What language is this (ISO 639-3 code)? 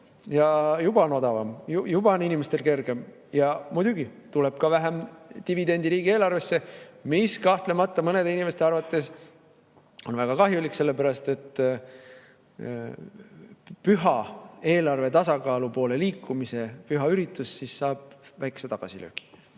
est